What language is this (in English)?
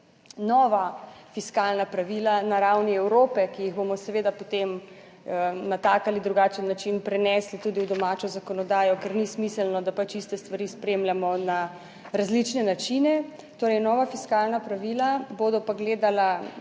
Slovenian